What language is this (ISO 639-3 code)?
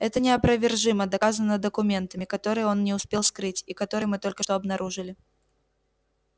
rus